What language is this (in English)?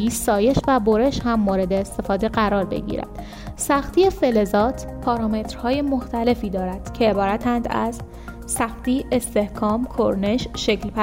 Persian